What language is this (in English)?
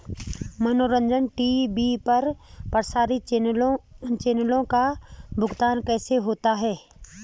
Hindi